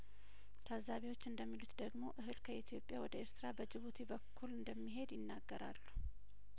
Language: Amharic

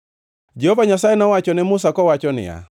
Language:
Luo (Kenya and Tanzania)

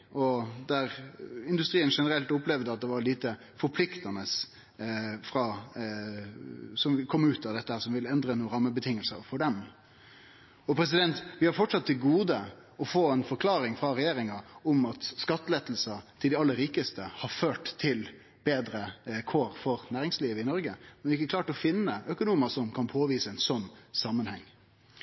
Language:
Norwegian Nynorsk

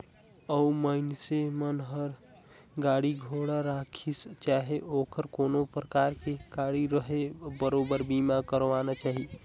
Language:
Chhattisgarhi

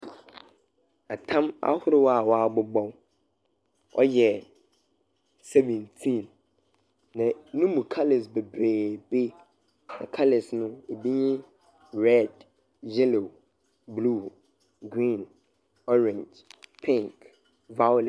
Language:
Akan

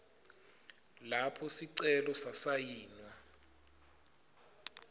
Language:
Swati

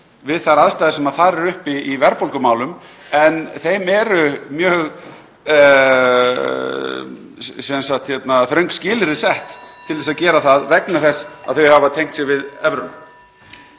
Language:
Icelandic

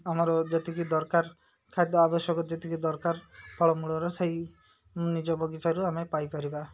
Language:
Odia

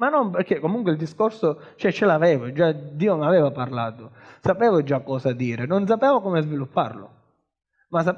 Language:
Italian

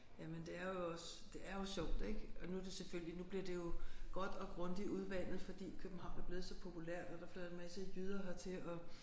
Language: Danish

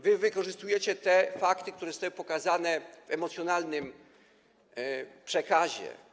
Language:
Polish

